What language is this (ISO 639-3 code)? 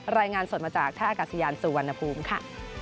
tha